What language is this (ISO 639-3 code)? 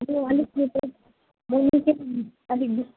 nep